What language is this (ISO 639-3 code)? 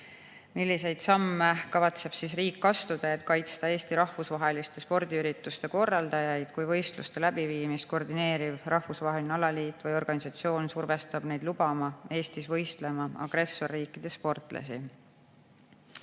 est